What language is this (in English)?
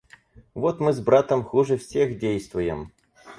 Russian